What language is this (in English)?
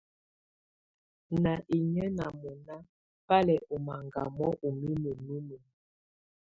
Tunen